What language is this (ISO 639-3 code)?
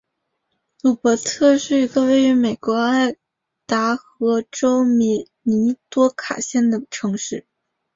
zho